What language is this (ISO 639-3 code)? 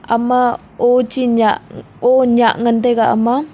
nnp